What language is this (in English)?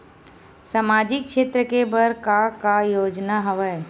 Chhattisgarhi